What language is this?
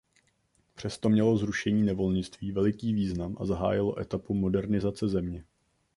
Czech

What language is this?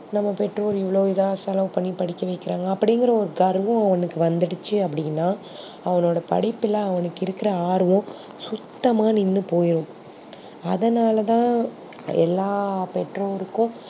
Tamil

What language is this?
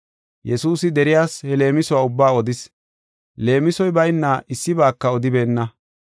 Gofa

